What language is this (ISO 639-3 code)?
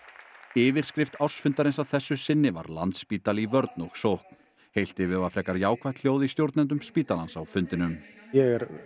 isl